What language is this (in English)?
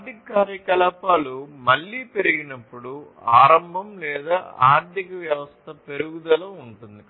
Telugu